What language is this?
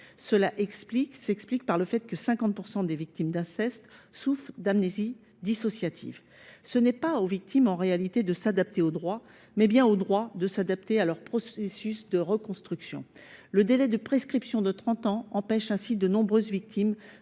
French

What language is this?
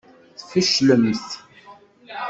Kabyle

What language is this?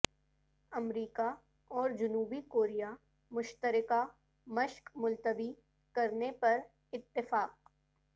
Urdu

